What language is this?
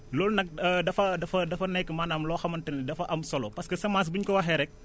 Wolof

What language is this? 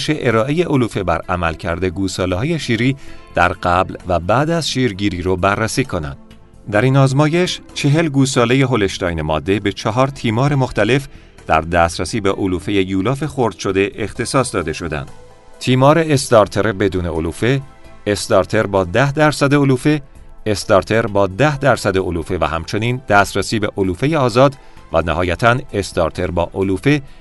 Persian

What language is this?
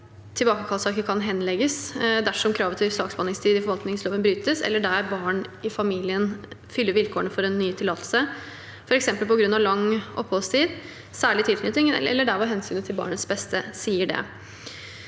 Norwegian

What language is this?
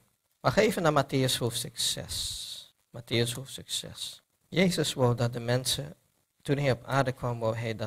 Dutch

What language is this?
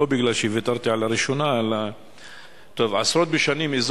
Hebrew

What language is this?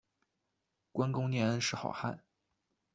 Chinese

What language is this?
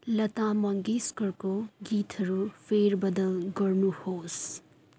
Nepali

